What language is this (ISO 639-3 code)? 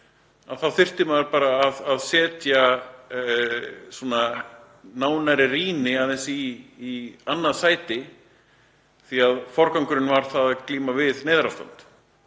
isl